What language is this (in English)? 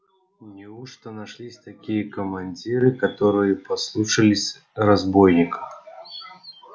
Russian